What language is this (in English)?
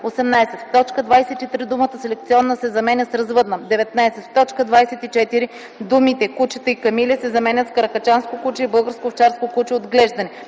Bulgarian